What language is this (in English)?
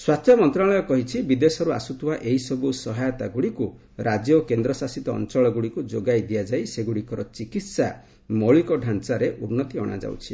Odia